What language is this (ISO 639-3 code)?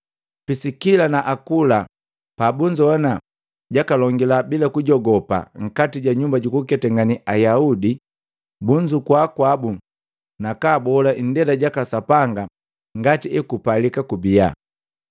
mgv